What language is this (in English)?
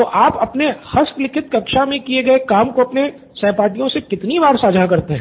Hindi